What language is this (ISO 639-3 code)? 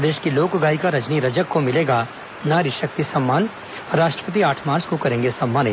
hin